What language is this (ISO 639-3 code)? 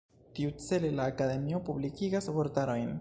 epo